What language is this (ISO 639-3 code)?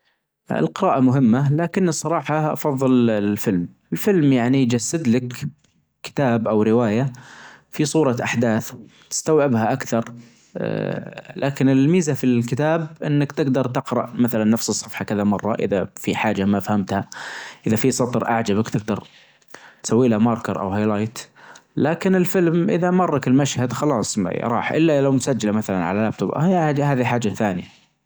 ars